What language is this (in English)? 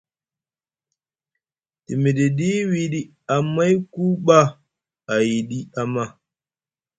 Musgu